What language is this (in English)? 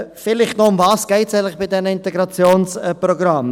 Swiss German